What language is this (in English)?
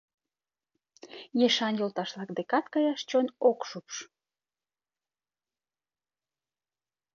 Mari